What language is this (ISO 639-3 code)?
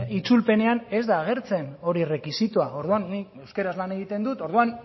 eus